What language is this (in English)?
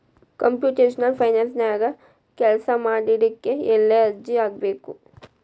Kannada